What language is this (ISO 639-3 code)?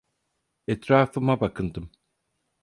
tur